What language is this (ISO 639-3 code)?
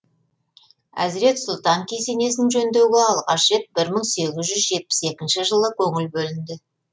kaz